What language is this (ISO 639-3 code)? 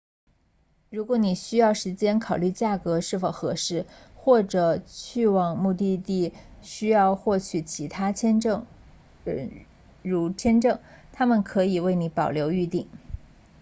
zho